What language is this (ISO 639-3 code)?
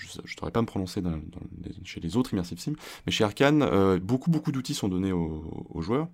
fra